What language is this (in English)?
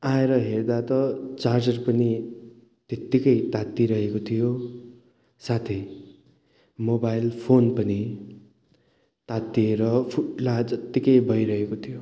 Nepali